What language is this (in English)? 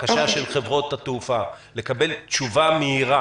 Hebrew